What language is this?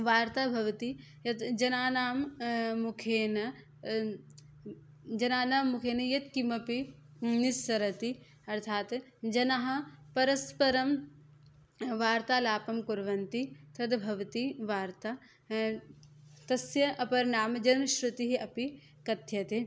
Sanskrit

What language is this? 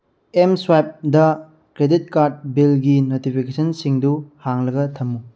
Manipuri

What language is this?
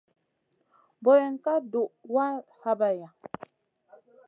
Masana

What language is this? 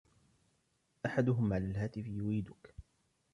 Arabic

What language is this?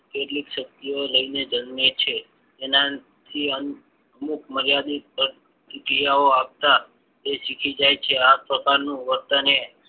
Gujarati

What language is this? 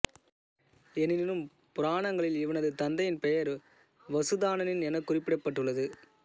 Tamil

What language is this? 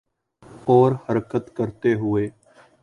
Urdu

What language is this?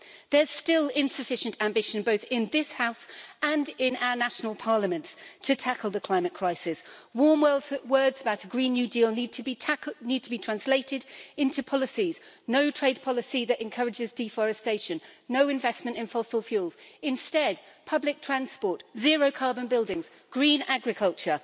English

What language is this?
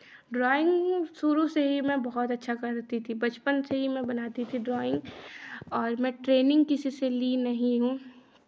Hindi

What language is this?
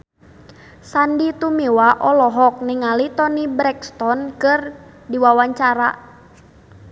Sundanese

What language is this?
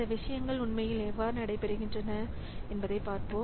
Tamil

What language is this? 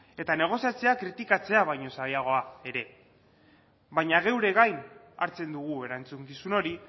Basque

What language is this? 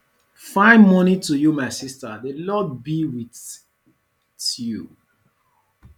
Nigerian Pidgin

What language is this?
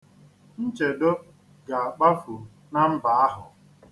Igbo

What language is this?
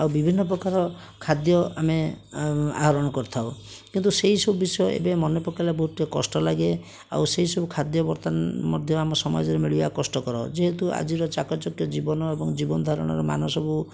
Odia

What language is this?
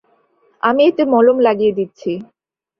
Bangla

